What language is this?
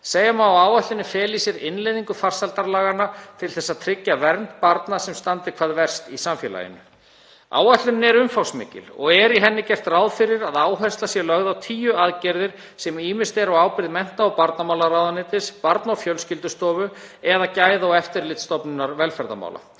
Icelandic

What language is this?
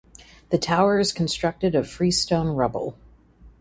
English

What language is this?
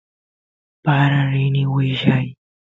Santiago del Estero Quichua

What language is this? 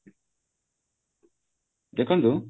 Odia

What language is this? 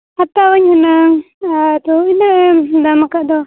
Santali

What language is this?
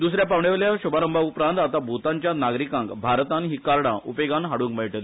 Konkani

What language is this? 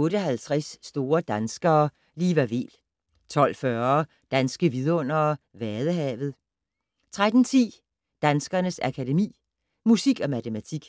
Danish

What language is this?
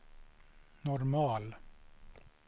Swedish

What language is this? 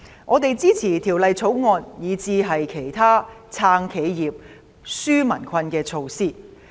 Cantonese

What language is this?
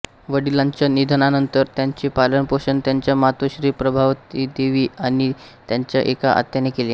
Marathi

